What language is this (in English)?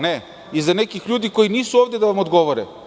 Serbian